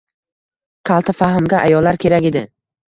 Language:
Uzbek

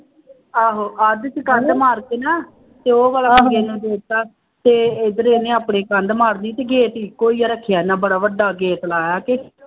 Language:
Punjabi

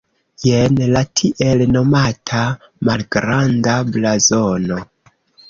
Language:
Esperanto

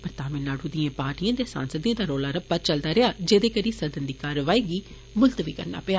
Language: Dogri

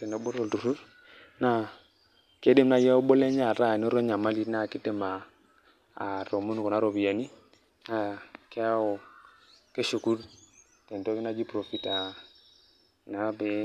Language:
Masai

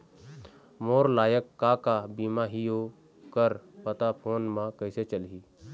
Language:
Chhattisgarhi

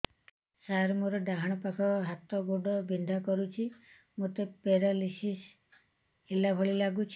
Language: Odia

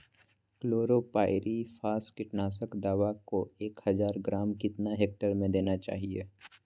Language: Magahi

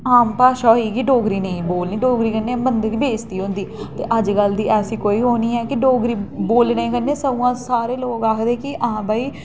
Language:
Dogri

